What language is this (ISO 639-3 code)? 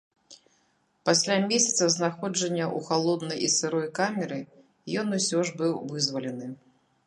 bel